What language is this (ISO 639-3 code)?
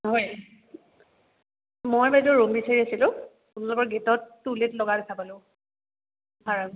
asm